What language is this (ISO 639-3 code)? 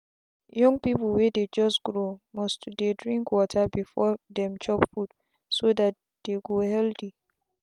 pcm